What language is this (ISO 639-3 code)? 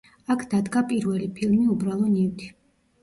kat